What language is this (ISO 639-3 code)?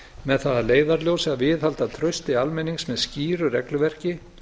isl